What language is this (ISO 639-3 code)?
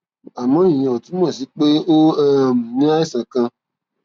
yor